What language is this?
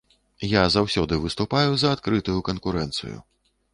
Belarusian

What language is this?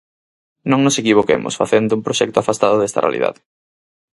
Galician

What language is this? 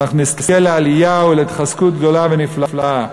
Hebrew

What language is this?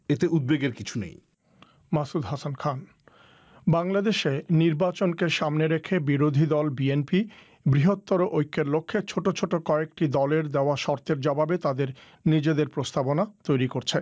Bangla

